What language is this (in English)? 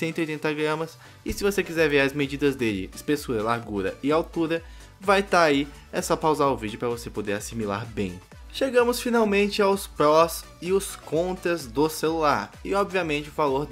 Portuguese